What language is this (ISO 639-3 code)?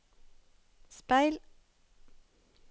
nor